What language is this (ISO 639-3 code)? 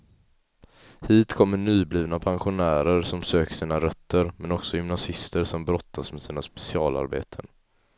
swe